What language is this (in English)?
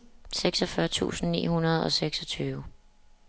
Danish